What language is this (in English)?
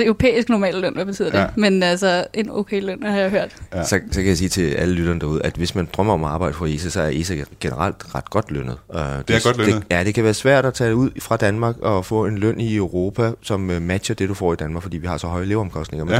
Danish